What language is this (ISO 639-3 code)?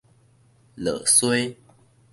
nan